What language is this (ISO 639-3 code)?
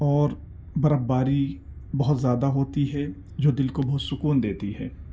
urd